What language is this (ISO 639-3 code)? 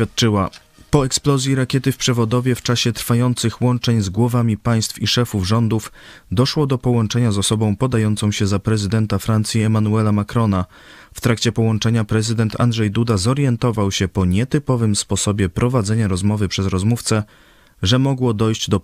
pol